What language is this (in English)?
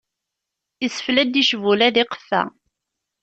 Kabyle